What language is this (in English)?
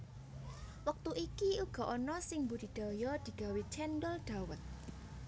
Javanese